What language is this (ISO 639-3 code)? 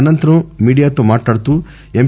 tel